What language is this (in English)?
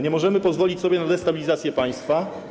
Polish